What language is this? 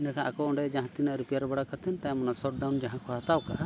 Santali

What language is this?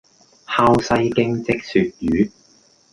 Cantonese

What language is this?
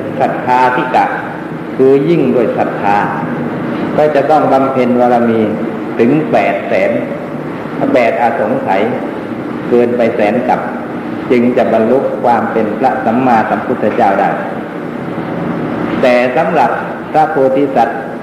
Thai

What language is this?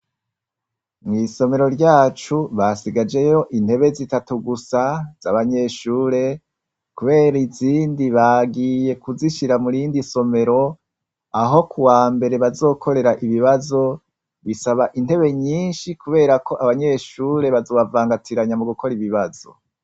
Rundi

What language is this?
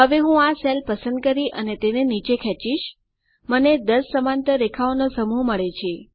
Gujarati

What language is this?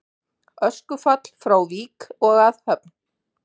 Icelandic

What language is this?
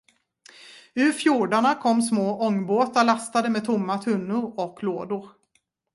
Swedish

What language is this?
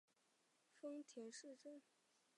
Chinese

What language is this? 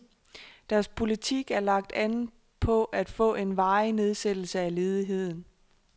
Danish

